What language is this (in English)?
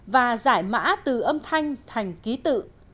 Vietnamese